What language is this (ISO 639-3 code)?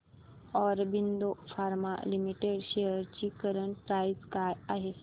mar